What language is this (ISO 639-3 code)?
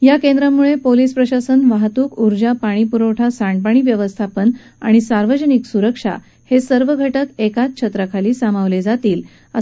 mar